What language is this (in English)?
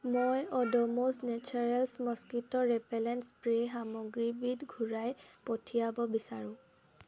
Assamese